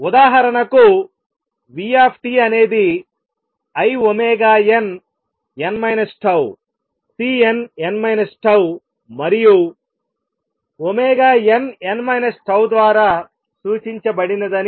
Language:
Telugu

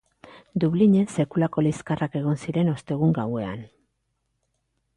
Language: Basque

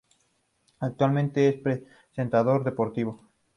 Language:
Spanish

